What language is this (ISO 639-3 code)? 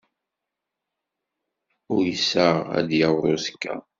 kab